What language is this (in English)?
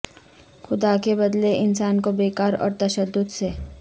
Urdu